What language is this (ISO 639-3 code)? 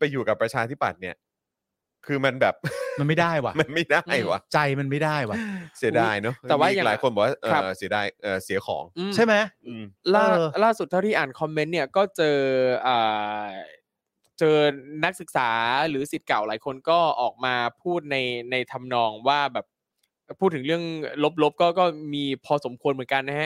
tha